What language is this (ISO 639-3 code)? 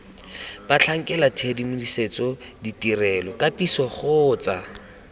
tsn